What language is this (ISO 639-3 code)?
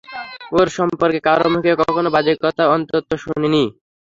ben